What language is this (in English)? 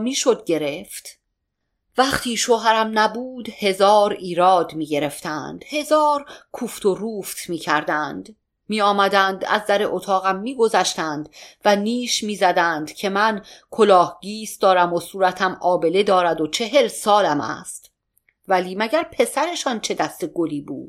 Persian